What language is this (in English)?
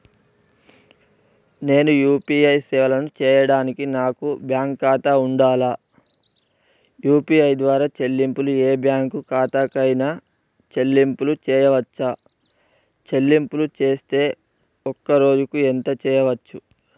Telugu